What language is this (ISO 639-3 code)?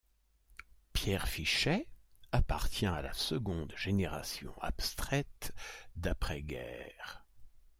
fra